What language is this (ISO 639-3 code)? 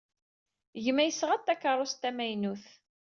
kab